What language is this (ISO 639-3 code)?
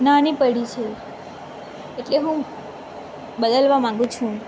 guj